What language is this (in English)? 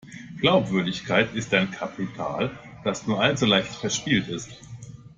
German